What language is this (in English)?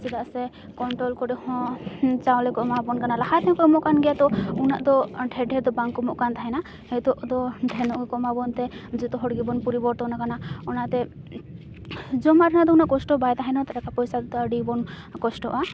Santali